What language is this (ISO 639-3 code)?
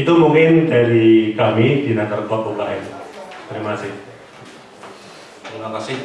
ind